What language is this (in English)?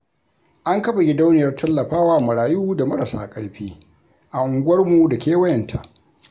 Hausa